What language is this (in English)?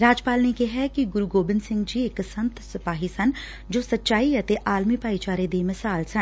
Punjabi